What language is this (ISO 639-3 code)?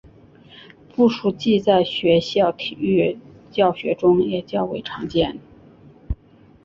zho